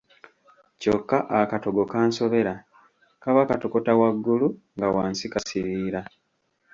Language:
Ganda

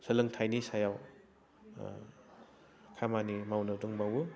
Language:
Bodo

